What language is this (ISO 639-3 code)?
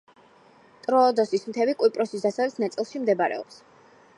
kat